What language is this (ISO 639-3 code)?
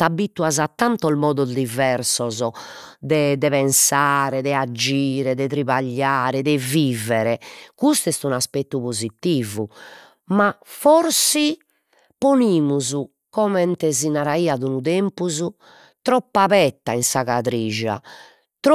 srd